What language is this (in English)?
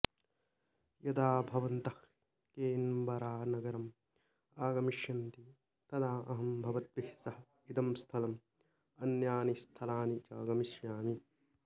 Sanskrit